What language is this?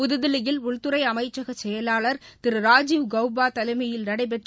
Tamil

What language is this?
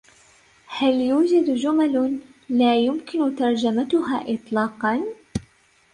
Arabic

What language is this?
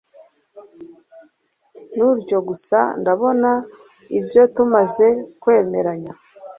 Kinyarwanda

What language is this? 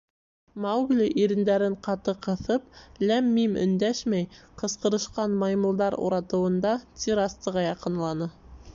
Bashkir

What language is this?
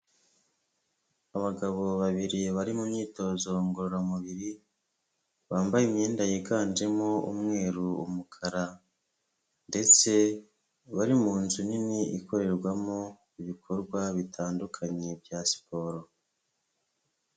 Kinyarwanda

